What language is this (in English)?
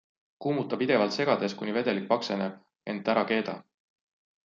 Estonian